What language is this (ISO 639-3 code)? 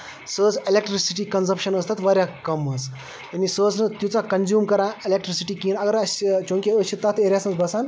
kas